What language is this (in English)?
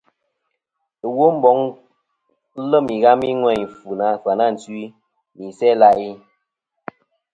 Kom